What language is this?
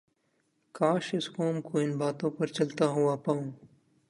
Urdu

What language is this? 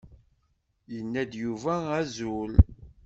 Kabyle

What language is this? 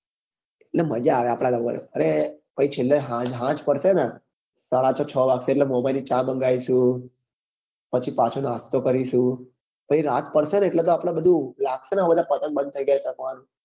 Gujarati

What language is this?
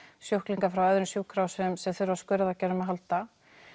Icelandic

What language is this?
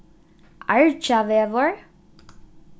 Faroese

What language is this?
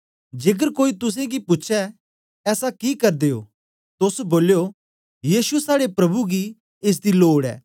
Dogri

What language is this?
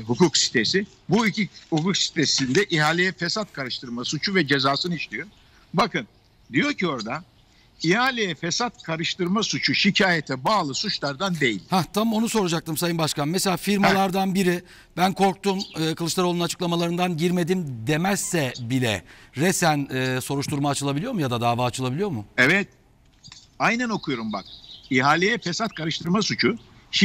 Turkish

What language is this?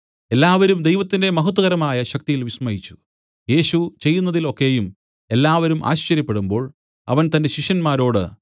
Malayalam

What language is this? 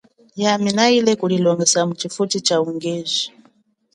Chokwe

